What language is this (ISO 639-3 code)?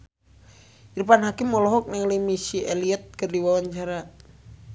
sun